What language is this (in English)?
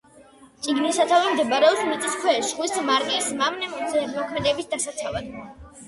Georgian